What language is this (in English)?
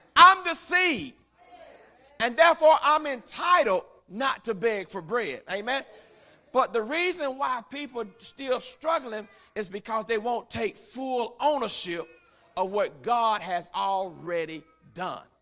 English